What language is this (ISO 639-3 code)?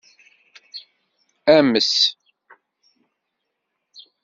kab